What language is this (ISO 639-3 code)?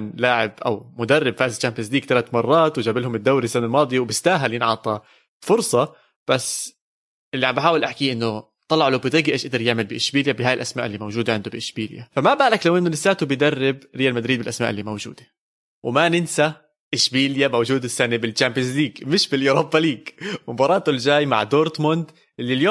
ara